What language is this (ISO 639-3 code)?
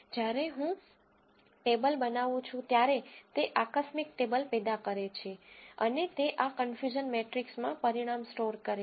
guj